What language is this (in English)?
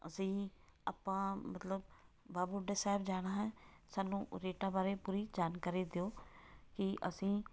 Punjabi